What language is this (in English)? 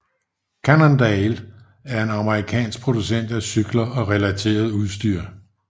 Danish